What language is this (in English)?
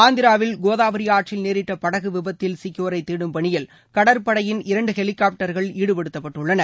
Tamil